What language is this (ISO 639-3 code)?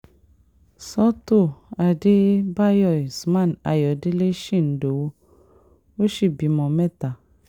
yor